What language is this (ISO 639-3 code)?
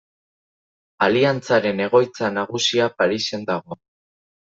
eus